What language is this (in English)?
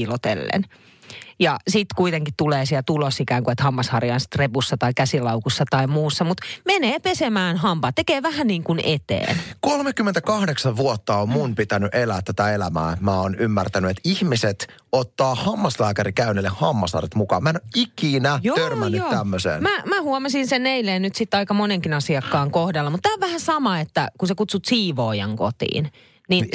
Finnish